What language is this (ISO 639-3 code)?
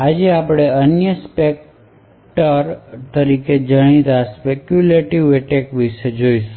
guj